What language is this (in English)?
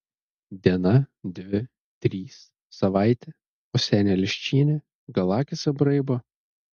Lithuanian